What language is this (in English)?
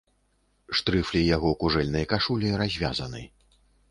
Belarusian